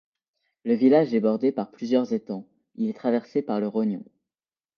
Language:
French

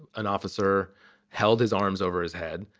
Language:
English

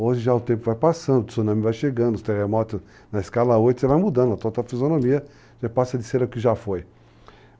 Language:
Portuguese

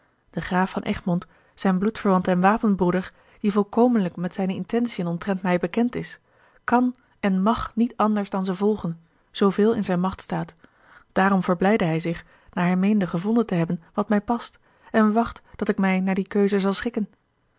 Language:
Dutch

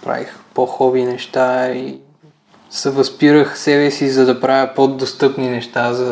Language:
Bulgarian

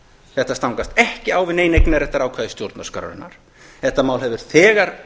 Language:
Icelandic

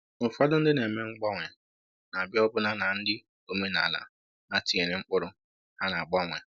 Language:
Igbo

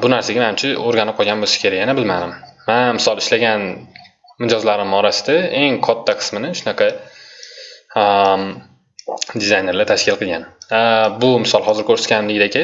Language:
Turkish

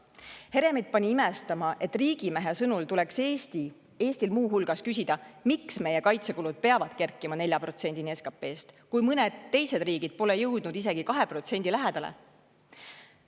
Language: Estonian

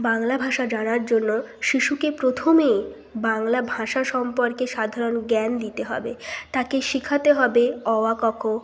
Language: Bangla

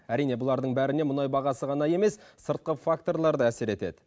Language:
Kazakh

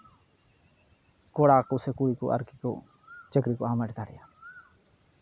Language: Santali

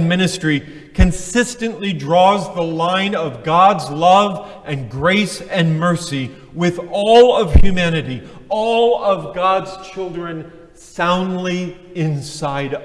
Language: English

